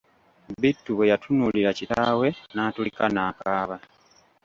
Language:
Ganda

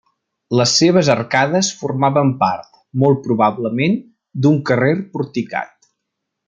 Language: Catalan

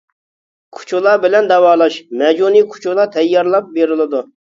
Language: Uyghur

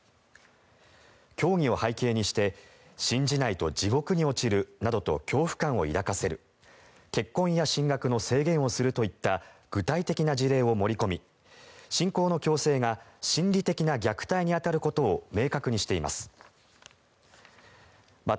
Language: Japanese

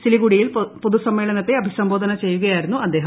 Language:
Malayalam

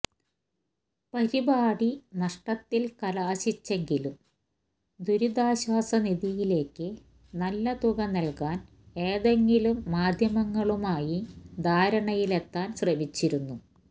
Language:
Malayalam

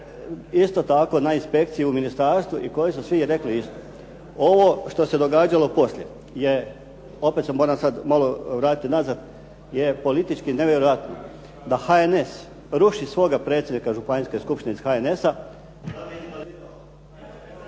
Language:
Croatian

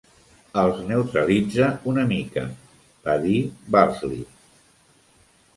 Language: Catalan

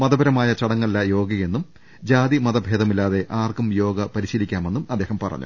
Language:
Malayalam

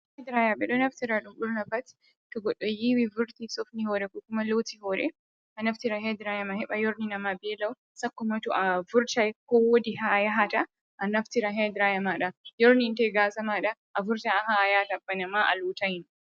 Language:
Fula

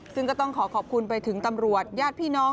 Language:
Thai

